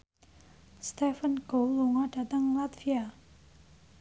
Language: Javanese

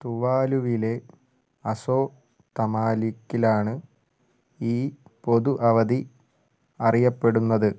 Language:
Malayalam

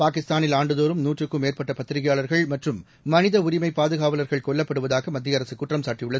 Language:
Tamil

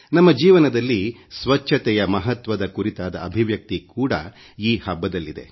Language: Kannada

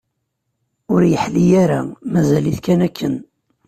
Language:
Kabyle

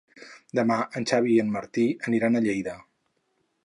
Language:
Catalan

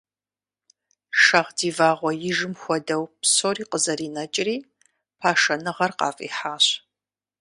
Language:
Kabardian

